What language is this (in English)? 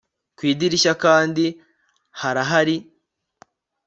Kinyarwanda